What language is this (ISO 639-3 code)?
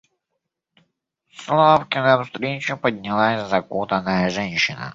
rus